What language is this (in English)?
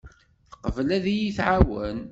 Kabyle